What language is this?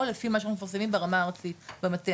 Hebrew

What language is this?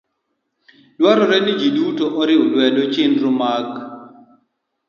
Luo (Kenya and Tanzania)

